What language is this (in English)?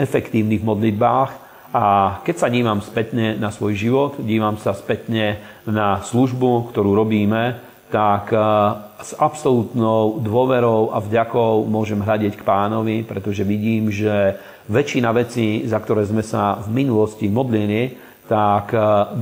Slovak